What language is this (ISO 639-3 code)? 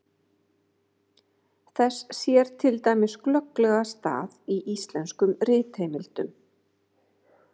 isl